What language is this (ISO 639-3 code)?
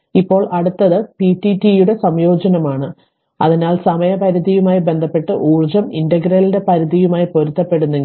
mal